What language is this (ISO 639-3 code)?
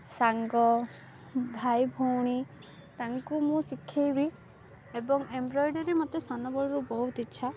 ori